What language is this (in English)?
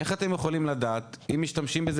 Hebrew